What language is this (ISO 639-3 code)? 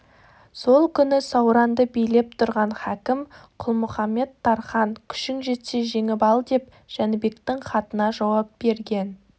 kaz